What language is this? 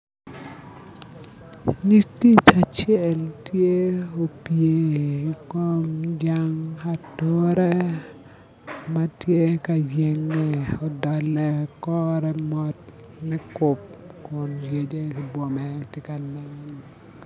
Acoli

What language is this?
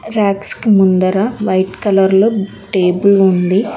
Telugu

